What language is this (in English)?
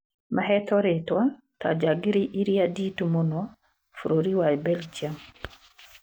Kikuyu